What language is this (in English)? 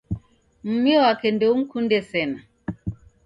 Taita